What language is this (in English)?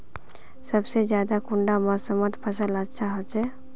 Magahi